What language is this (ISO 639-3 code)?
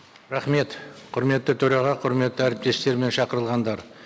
kaz